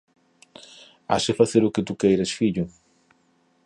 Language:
Galician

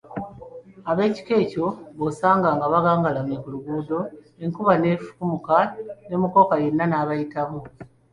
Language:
Ganda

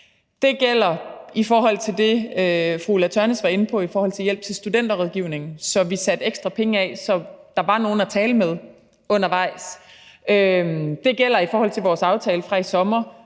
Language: Danish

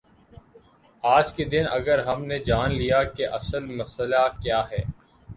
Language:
Urdu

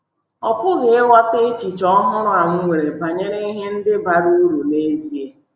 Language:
Igbo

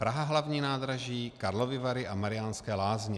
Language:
Czech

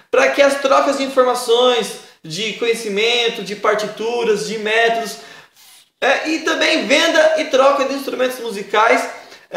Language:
Portuguese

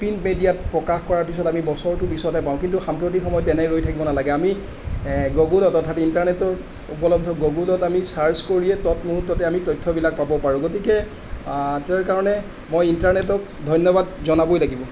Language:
Assamese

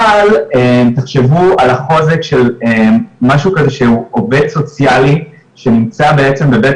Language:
Hebrew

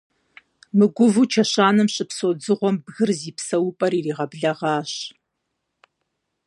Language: Kabardian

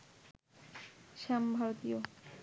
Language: Bangla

